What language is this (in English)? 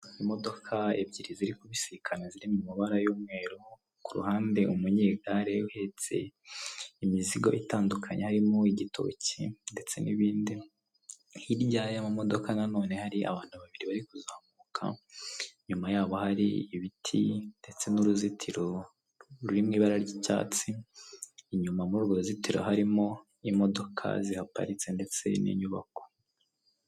Kinyarwanda